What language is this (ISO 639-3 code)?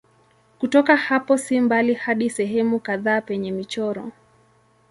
swa